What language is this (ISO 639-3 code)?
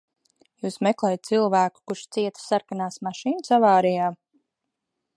lav